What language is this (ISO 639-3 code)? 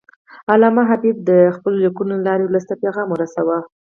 pus